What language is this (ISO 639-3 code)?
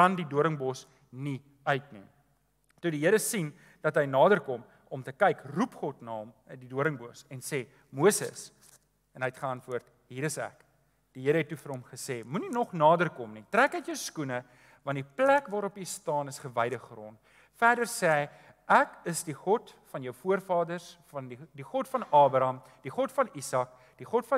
nld